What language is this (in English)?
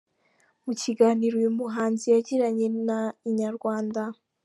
Kinyarwanda